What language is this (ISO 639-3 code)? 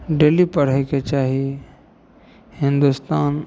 mai